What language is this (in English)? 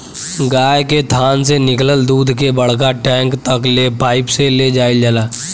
Bhojpuri